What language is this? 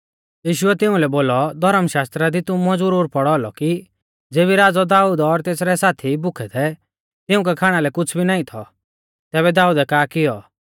Mahasu Pahari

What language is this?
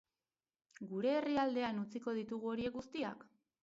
Basque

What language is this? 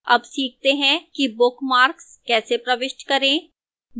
Hindi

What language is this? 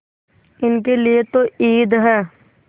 Hindi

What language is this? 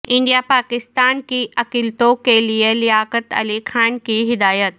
Urdu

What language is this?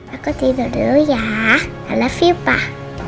Indonesian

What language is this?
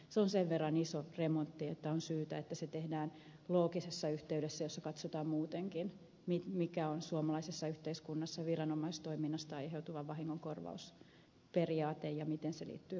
Finnish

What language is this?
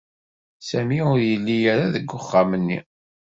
Kabyle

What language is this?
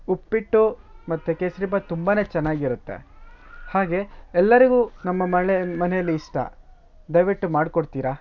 Kannada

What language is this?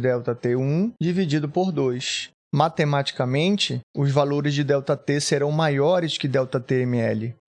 Portuguese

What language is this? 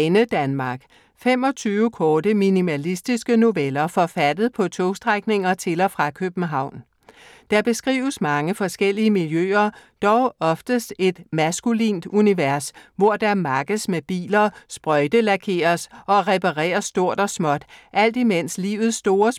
Danish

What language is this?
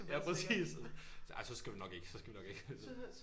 Danish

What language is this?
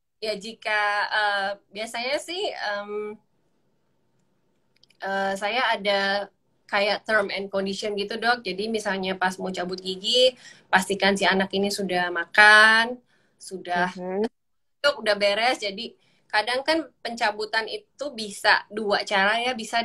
Indonesian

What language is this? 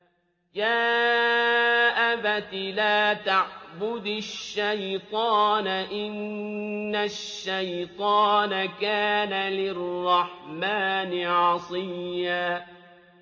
Arabic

